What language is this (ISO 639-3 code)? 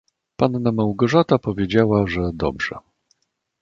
pol